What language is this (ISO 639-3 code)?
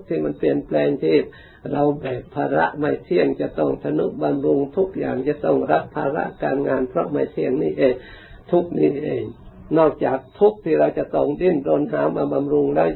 tha